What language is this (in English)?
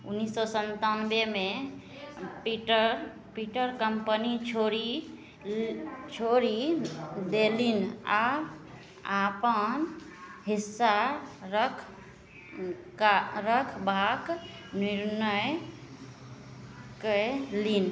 Maithili